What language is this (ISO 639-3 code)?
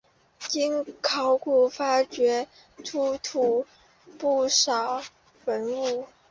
zho